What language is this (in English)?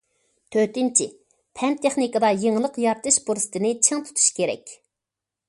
Uyghur